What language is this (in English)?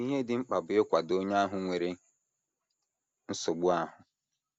Igbo